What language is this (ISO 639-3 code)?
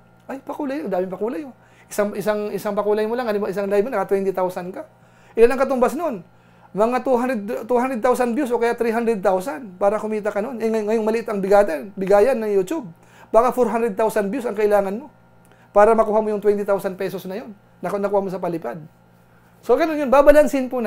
fil